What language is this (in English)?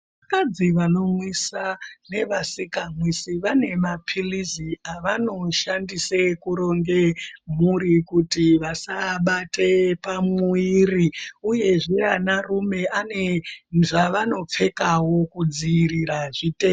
Ndau